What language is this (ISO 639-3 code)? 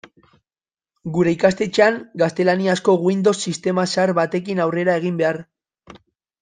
eus